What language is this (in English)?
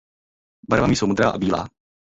Czech